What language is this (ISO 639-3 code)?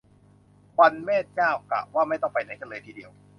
tha